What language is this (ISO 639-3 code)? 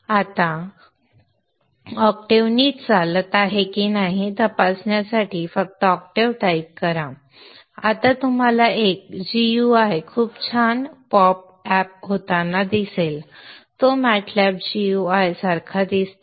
mar